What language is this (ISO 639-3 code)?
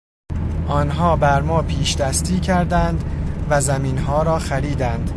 fas